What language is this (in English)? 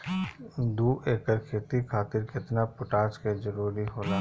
Bhojpuri